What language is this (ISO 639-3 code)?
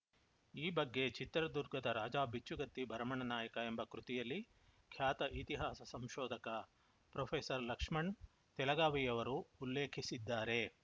kan